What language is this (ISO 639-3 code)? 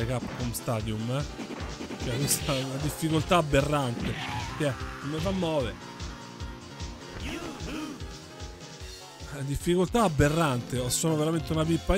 ita